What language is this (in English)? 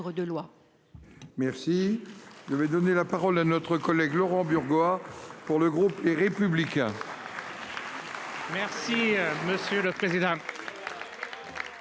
French